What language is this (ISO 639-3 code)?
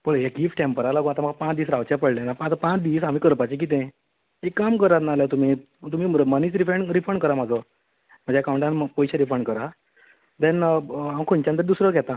kok